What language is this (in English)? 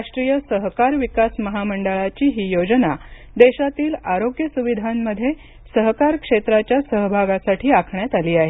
Marathi